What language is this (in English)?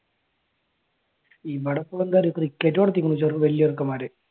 Malayalam